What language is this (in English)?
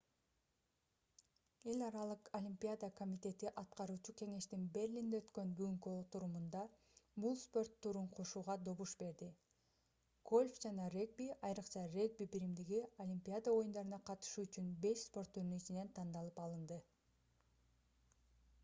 Kyrgyz